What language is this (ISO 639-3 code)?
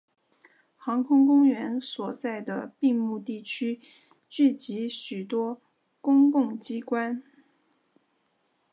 zho